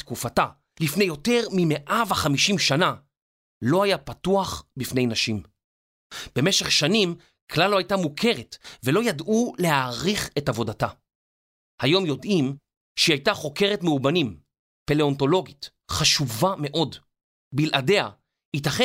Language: Hebrew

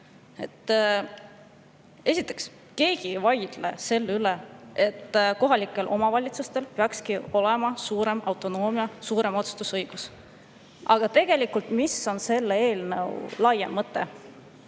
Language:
Estonian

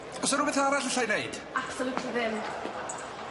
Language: Welsh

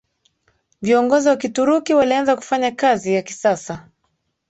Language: Swahili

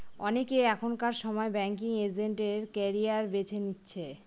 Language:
Bangla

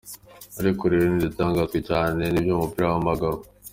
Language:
Kinyarwanda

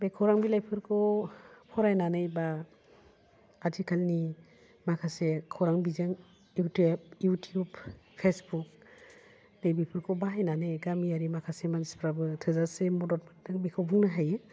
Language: Bodo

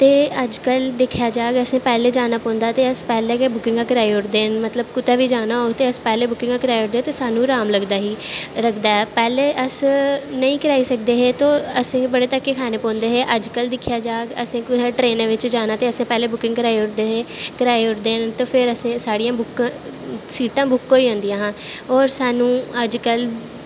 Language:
Dogri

